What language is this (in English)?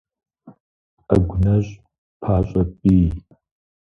Kabardian